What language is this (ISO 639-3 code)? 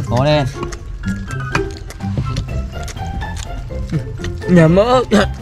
vie